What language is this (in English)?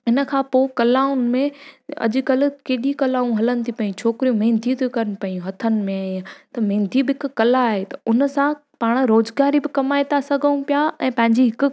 Sindhi